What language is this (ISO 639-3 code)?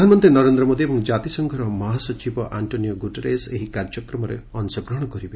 ori